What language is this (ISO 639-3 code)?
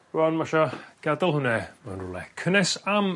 cym